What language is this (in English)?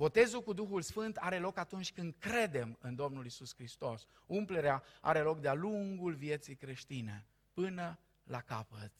Romanian